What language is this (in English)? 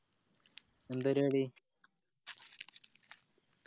Malayalam